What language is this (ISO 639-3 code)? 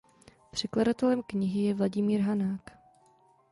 ces